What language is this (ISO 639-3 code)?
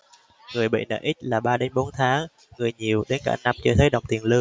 vie